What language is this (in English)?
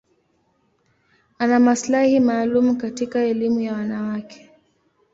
Swahili